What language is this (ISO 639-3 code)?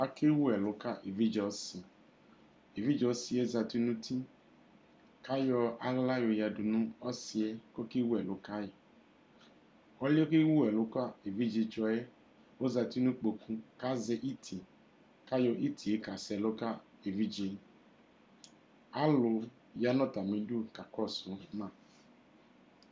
kpo